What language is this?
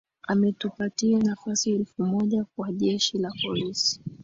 Swahili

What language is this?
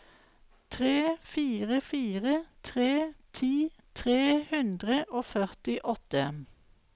Norwegian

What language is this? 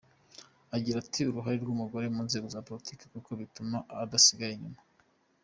Kinyarwanda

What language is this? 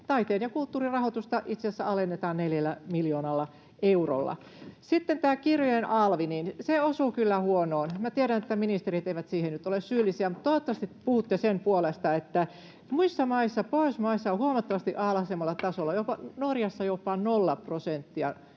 Finnish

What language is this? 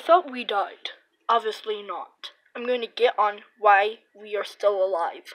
English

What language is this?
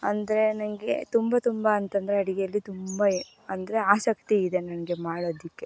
Kannada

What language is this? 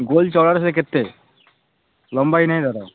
Odia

